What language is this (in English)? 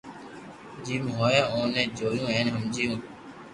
Loarki